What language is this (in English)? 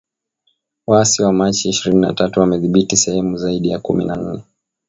Swahili